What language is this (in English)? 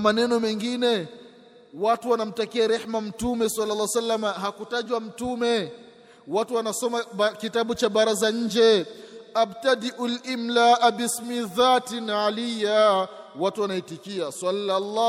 Swahili